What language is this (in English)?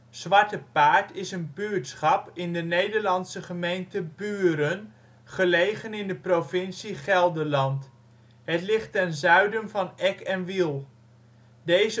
Dutch